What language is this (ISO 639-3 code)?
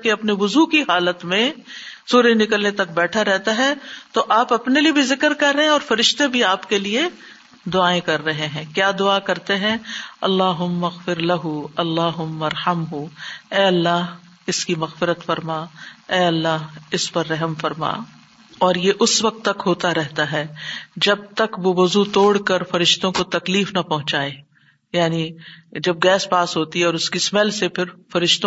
urd